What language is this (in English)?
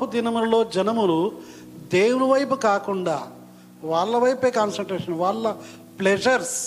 Telugu